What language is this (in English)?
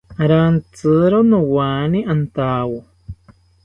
South Ucayali Ashéninka